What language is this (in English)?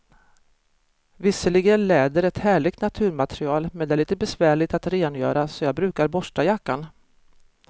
Swedish